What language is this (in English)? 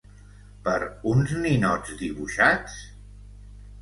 Catalan